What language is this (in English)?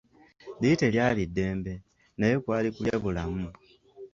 Ganda